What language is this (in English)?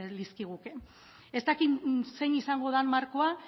Basque